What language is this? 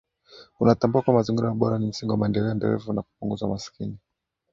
Swahili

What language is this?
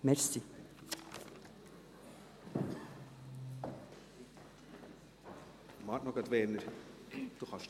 Swiss German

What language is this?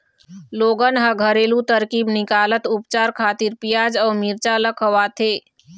Chhattisgarhi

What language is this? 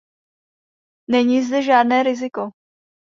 Czech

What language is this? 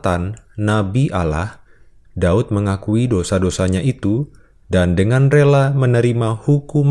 Indonesian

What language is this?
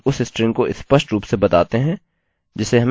Hindi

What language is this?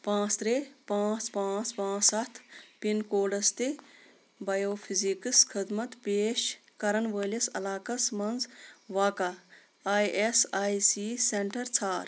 Kashmiri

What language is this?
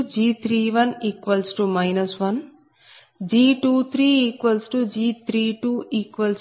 Telugu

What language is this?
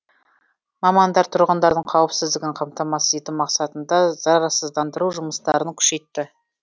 Kazakh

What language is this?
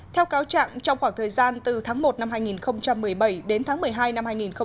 Vietnamese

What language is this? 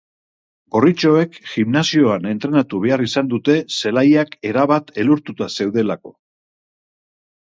Basque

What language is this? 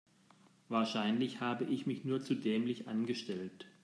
German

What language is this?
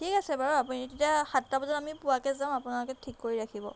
Assamese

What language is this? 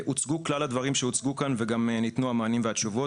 Hebrew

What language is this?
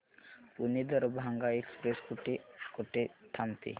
Marathi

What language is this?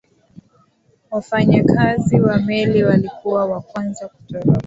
Swahili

